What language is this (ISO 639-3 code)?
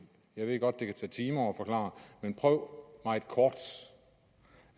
dan